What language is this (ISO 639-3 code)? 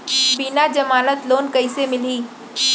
hne